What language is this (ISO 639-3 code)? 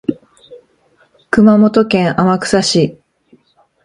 jpn